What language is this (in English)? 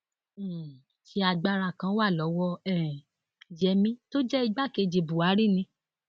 Yoruba